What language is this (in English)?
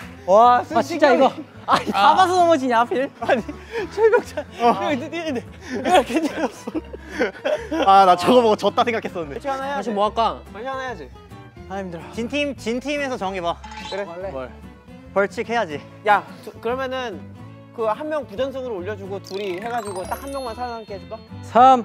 Korean